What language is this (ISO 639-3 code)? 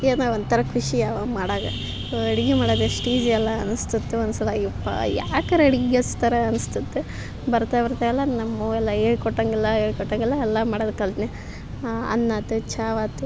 kan